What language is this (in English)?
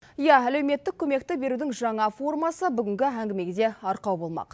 Kazakh